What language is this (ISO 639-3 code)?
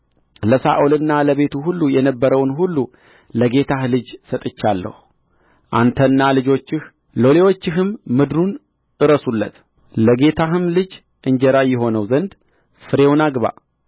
amh